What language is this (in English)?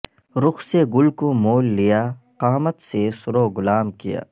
Urdu